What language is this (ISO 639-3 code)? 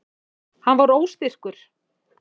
isl